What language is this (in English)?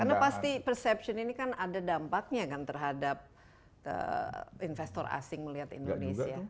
Indonesian